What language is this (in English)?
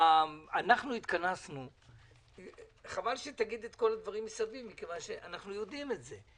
Hebrew